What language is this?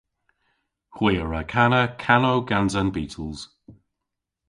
Cornish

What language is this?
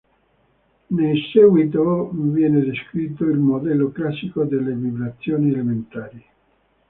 Italian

